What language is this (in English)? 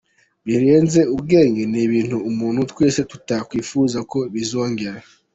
Kinyarwanda